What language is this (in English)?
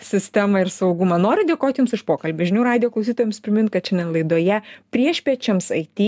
Lithuanian